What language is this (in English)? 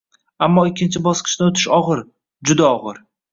Uzbek